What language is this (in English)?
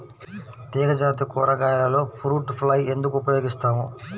Telugu